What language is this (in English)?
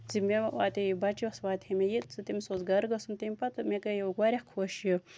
Kashmiri